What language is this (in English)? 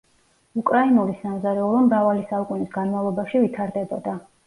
Georgian